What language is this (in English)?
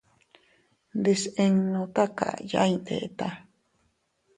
Teutila Cuicatec